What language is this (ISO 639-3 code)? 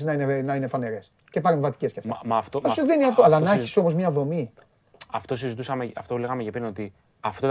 ell